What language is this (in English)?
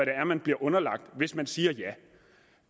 Danish